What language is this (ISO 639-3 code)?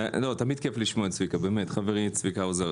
heb